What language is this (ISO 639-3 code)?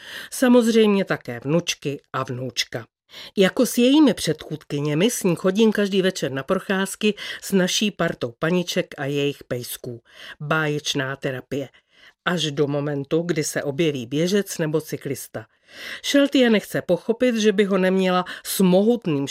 ces